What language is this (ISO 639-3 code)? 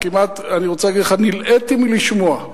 heb